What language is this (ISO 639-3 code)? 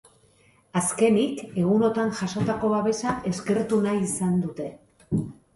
eus